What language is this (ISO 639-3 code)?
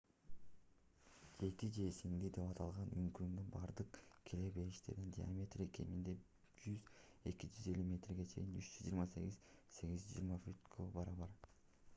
kir